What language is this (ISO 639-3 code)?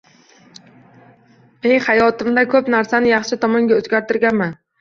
uzb